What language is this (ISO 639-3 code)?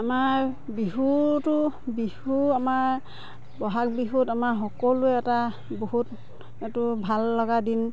asm